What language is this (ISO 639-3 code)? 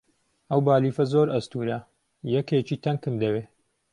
ckb